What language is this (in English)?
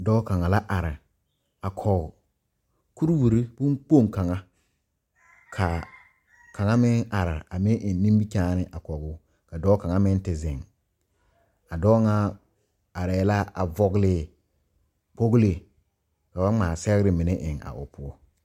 Southern Dagaare